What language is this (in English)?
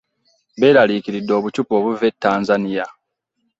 Ganda